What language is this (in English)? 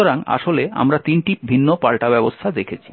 Bangla